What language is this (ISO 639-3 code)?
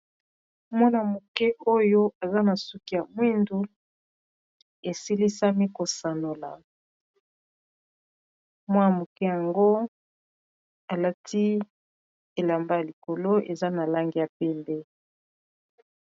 lin